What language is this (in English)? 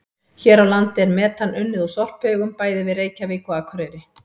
Icelandic